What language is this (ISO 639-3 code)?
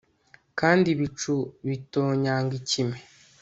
kin